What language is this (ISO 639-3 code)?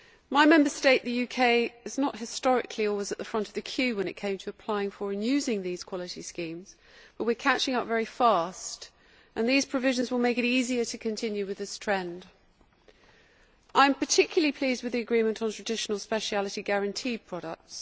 eng